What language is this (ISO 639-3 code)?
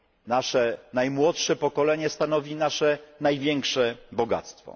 pol